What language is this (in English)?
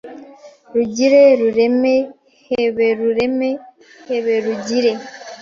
Kinyarwanda